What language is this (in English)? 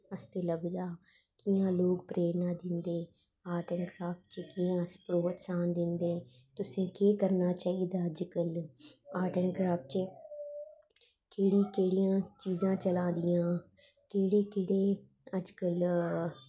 Dogri